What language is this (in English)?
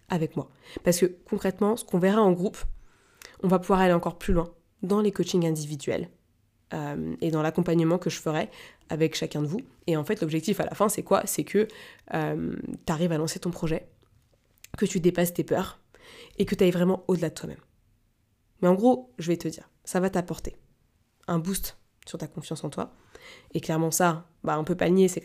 French